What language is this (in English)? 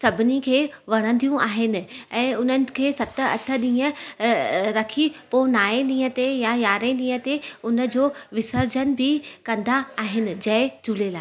Sindhi